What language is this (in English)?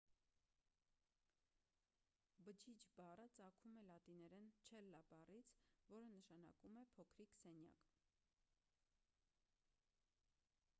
Armenian